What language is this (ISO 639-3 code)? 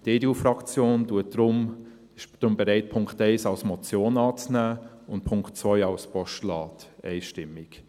gsw